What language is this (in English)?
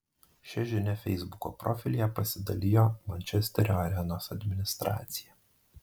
Lithuanian